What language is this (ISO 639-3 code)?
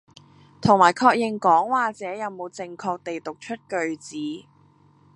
yue